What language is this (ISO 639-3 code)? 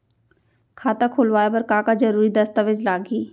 hne